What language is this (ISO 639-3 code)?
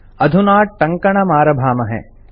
san